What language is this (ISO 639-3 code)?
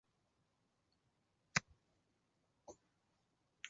zho